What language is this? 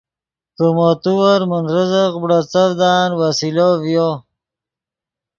Yidgha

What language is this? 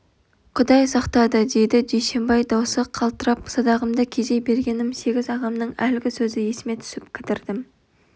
Kazakh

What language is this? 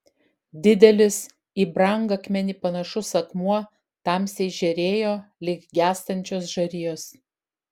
Lithuanian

